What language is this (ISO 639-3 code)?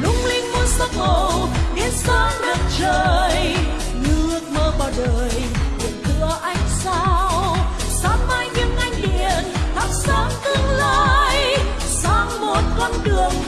vie